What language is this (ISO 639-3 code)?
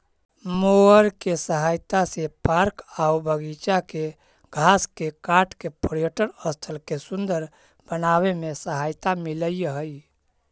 mag